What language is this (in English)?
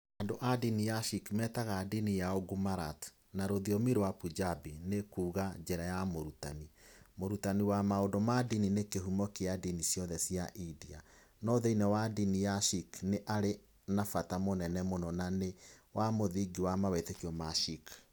Kikuyu